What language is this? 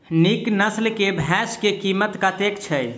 Maithili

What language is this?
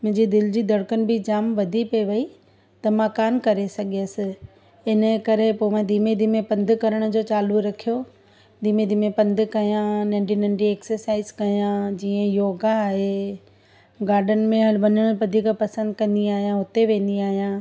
Sindhi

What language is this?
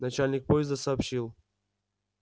Russian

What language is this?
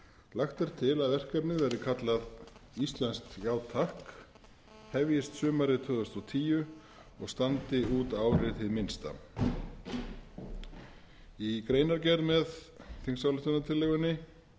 Icelandic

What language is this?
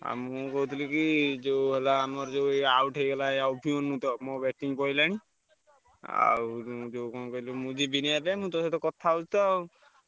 Odia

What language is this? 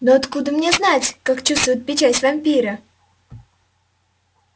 Russian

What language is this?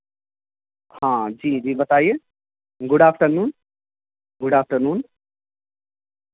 Urdu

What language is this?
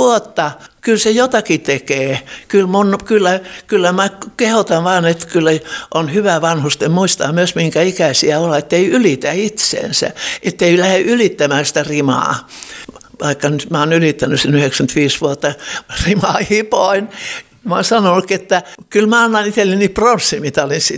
Finnish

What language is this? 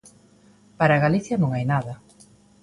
Galician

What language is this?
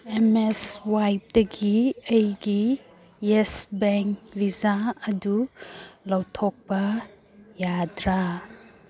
Manipuri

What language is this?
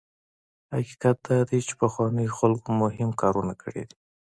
Pashto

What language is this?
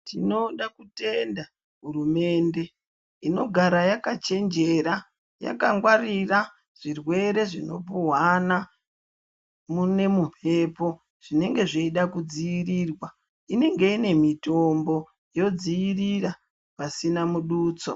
Ndau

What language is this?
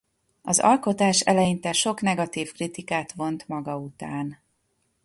Hungarian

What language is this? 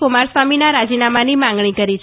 Gujarati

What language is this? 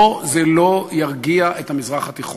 Hebrew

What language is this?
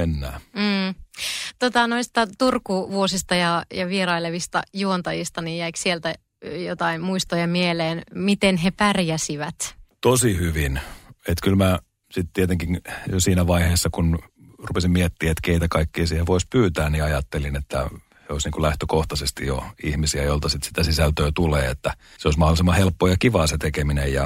Finnish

